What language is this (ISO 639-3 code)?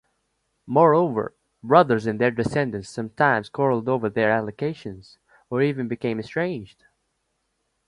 eng